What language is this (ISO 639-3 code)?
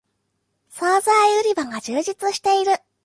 jpn